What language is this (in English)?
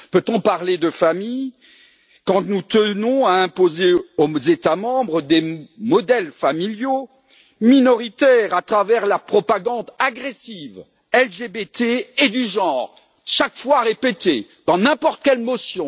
French